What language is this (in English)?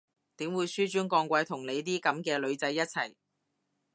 Cantonese